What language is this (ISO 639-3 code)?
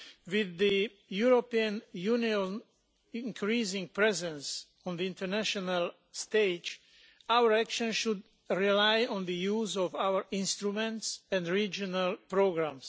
eng